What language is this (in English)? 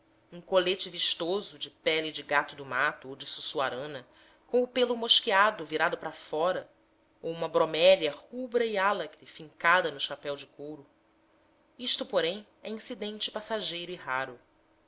Portuguese